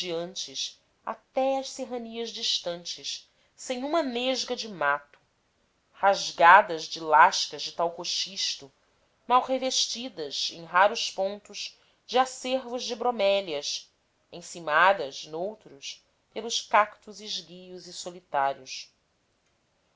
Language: Portuguese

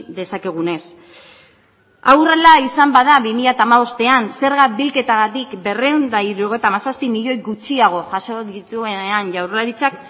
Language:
Basque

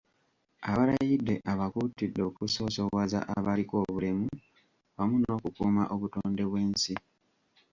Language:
Ganda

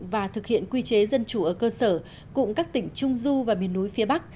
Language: Vietnamese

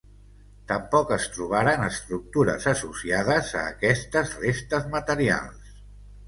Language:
Catalan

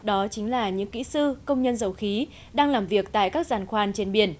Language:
Vietnamese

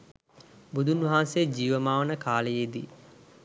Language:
Sinhala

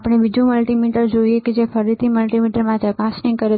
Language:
Gujarati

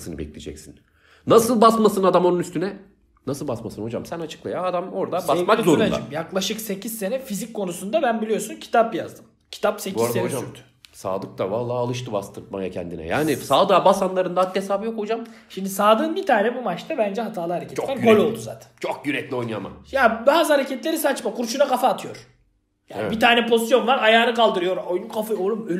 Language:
Turkish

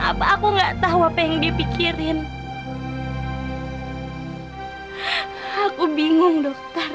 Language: Indonesian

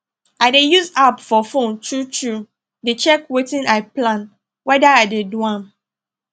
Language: Nigerian Pidgin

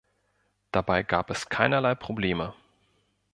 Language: German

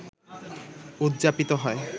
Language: Bangla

